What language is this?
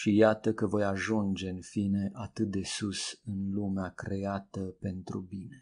Romanian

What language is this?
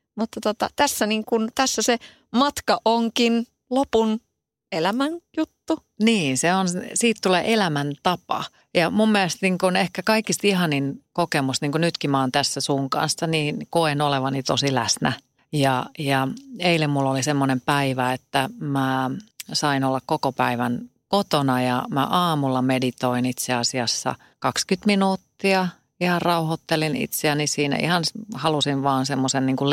Finnish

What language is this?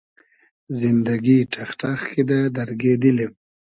Hazaragi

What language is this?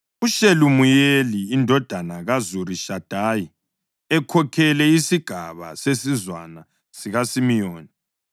North Ndebele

